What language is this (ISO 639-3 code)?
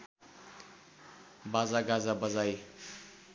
nep